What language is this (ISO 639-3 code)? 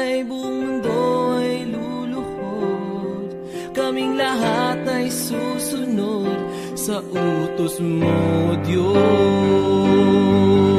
ind